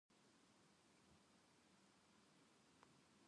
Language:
Japanese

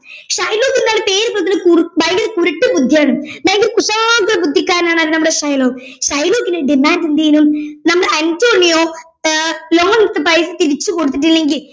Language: Malayalam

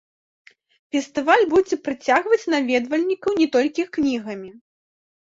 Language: Belarusian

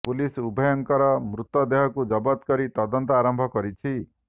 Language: Odia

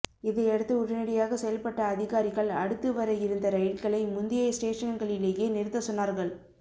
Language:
Tamil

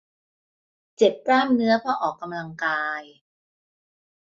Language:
Thai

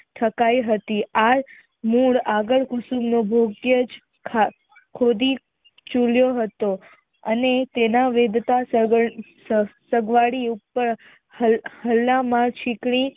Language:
Gujarati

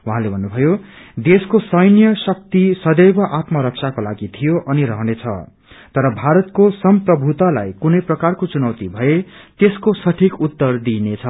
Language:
Nepali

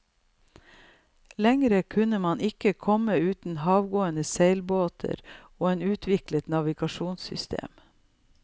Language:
Norwegian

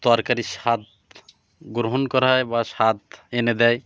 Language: Bangla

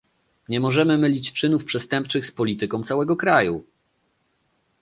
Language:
Polish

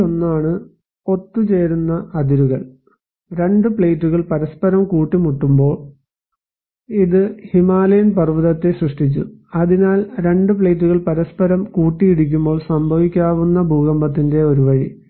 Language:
Malayalam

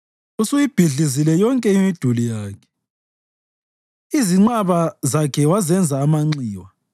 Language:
North Ndebele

